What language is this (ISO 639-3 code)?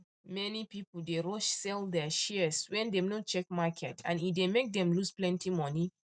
pcm